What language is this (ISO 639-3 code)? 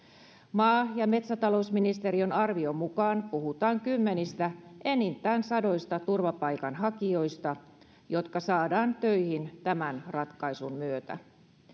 fin